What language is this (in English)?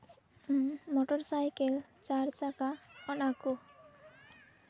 Santali